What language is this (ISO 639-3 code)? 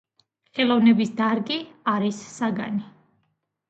kat